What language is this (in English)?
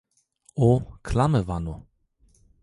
Zaza